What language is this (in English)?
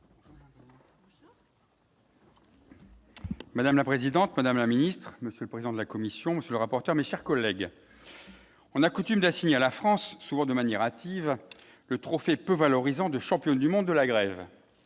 French